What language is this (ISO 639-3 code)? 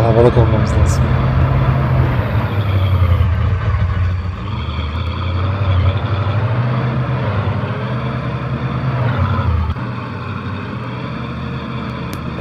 tur